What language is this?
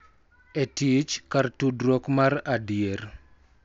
Luo (Kenya and Tanzania)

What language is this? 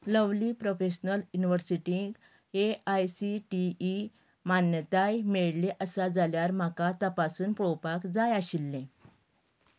Konkani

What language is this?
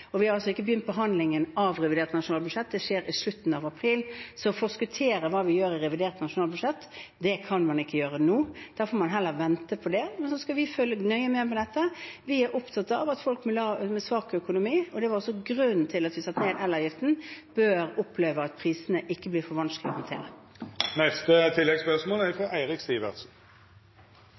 Norwegian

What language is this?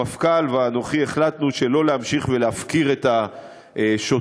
Hebrew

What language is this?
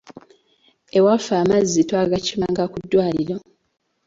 Ganda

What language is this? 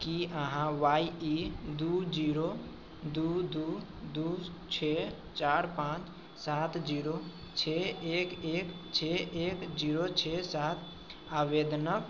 Maithili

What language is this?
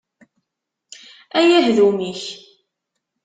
Kabyle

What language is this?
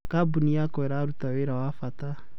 Kikuyu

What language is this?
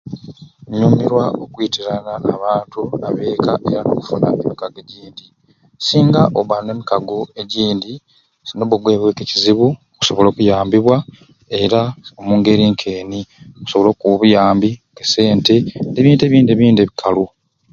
Ruuli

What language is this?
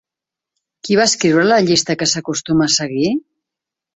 Catalan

